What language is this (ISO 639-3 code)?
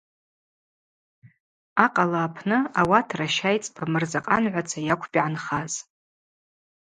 abq